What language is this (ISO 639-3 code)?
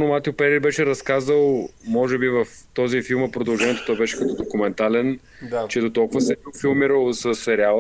bul